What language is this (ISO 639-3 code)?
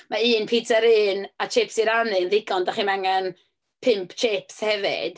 cym